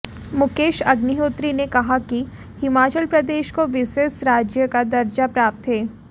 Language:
Hindi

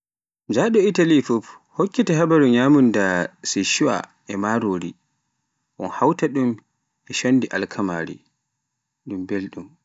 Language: Pular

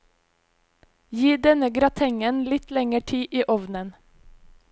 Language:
Norwegian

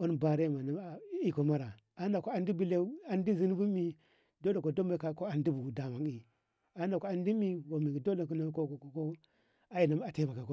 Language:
Ngamo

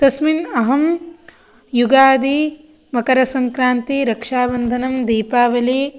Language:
Sanskrit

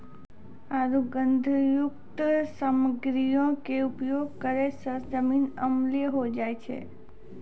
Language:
Maithili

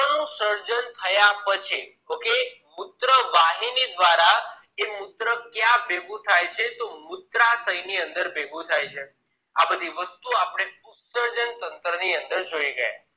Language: Gujarati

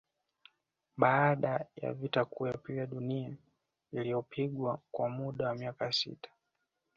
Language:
Swahili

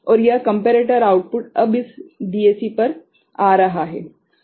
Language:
Hindi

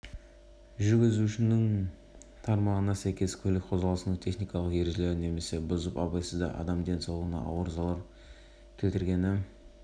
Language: Kazakh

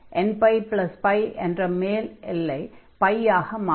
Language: Tamil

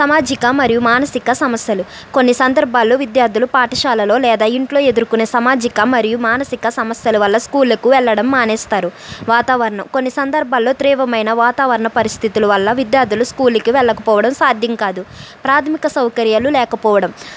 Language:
Telugu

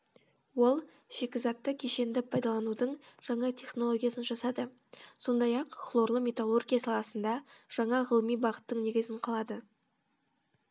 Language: Kazakh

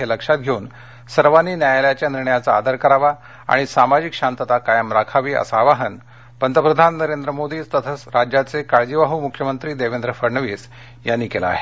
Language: Marathi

